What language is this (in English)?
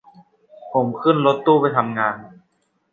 Thai